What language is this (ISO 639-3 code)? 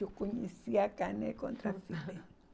por